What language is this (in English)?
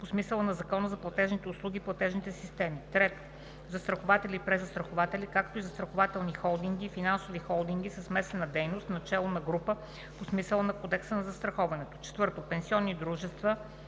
Bulgarian